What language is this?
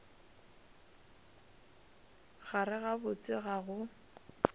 Northern Sotho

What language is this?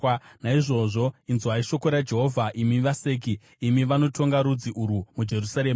Shona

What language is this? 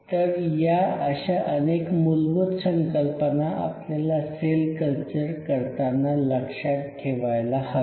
Marathi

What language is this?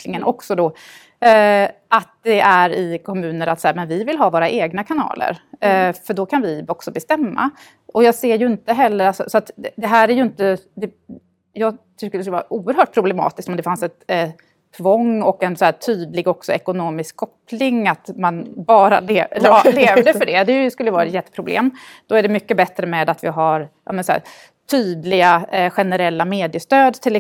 Swedish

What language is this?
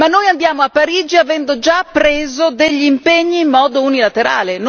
Italian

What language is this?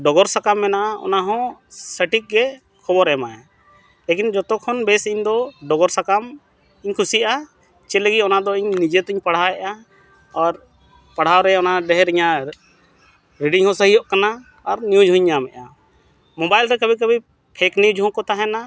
Santali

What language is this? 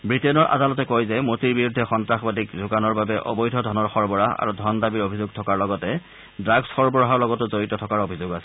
Assamese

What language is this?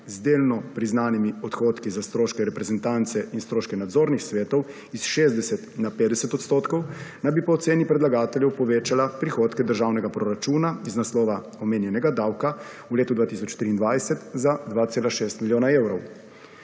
Slovenian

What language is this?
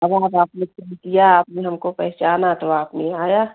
Hindi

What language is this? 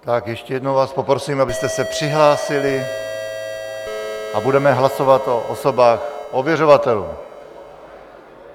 Czech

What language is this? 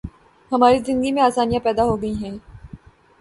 Urdu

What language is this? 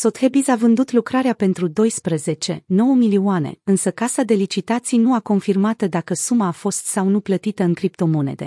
Romanian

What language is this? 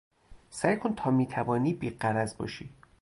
Persian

